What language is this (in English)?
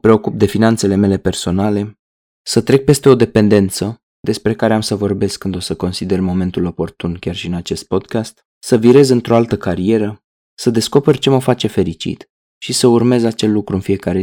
Romanian